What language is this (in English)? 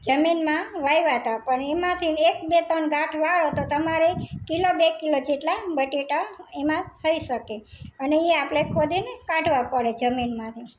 Gujarati